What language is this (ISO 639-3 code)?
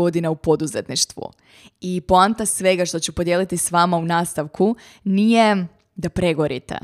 hrv